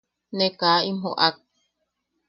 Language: Yaqui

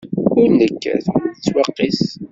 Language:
Kabyle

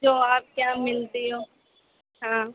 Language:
Urdu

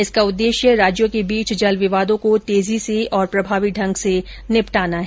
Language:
Hindi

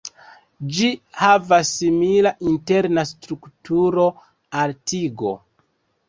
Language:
Esperanto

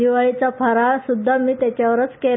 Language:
Marathi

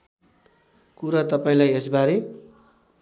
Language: Nepali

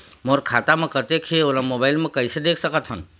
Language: Chhattisgarhi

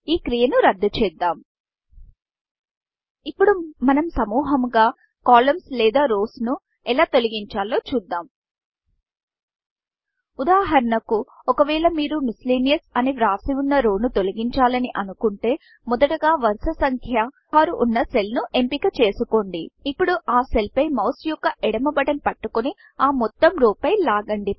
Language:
Telugu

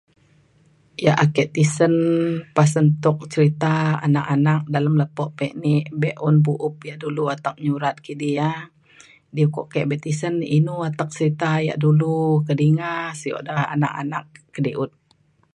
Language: Mainstream Kenyah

